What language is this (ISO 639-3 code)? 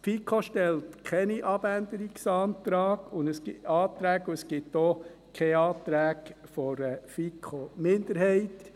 gsw